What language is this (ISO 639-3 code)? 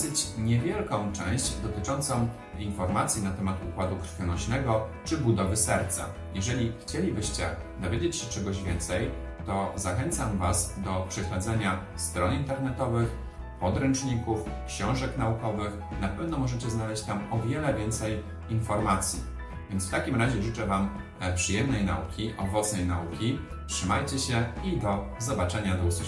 pol